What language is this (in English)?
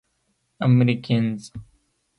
Pashto